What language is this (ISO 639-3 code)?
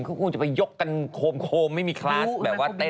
tha